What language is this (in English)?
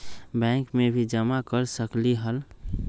Magahi